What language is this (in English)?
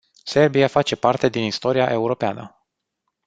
Romanian